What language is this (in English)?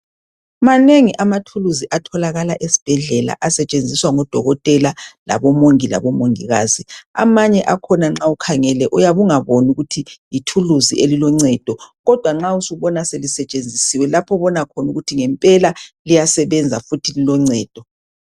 North Ndebele